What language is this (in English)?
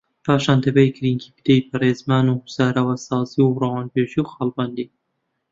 Central Kurdish